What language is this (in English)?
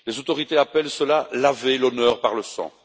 French